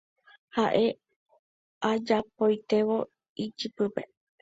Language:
Guarani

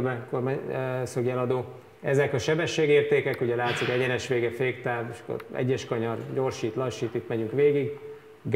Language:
Hungarian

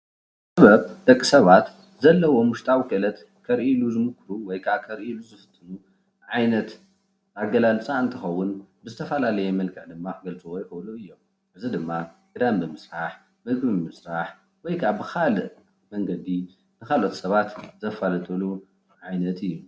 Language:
Tigrinya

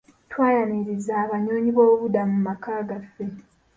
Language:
Ganda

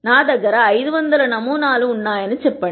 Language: Telugu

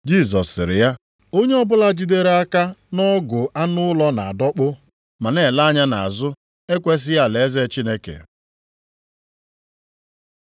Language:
Igbo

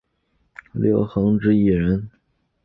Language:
Chinese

